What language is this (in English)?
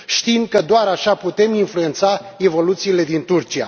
Romanian